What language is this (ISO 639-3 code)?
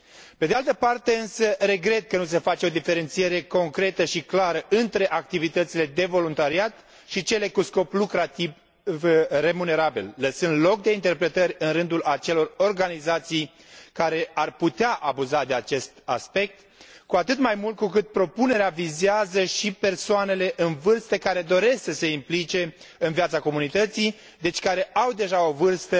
ron